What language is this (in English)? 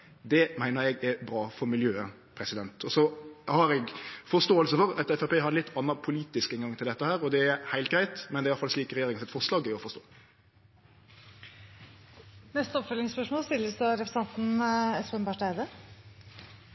Norwegian